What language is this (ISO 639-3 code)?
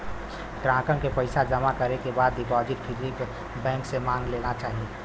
bho